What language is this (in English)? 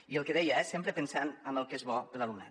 Catalan